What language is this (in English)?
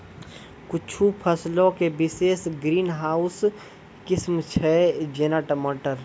Maithili